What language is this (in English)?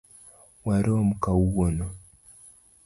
Luo (Kenya and Tanzania)